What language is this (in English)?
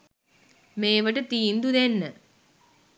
Sinhala